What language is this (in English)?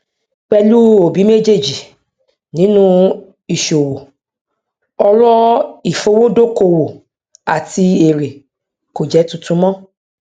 Yoruba